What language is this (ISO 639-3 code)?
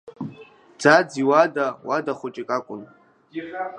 abk